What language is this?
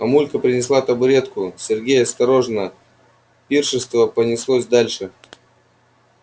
Russian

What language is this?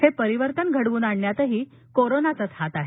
Marathi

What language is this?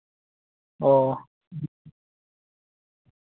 Santali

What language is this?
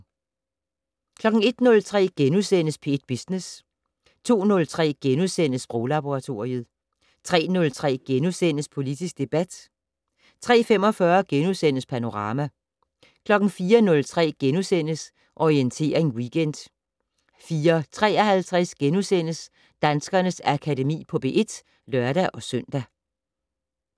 Danish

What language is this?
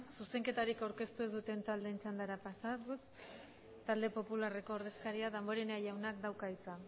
Basque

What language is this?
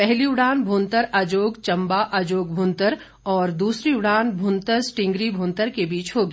Hindi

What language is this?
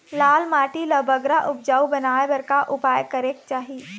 Chhattisgarhi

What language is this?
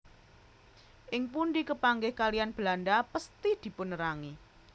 Javanese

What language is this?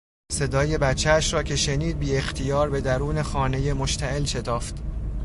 Persian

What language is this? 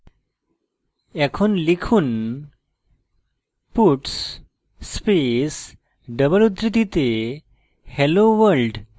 Bangla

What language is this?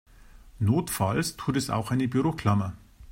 German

